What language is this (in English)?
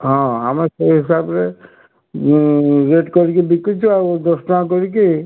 Odia